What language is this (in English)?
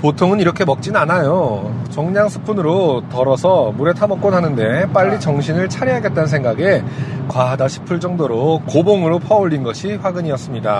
Korean